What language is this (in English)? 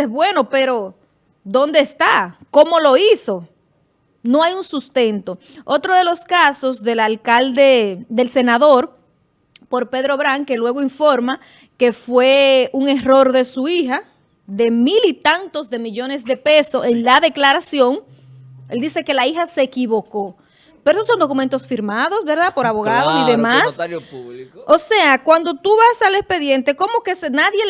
Spanish